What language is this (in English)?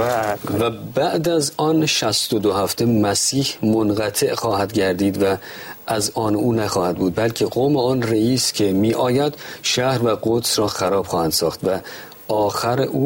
Persian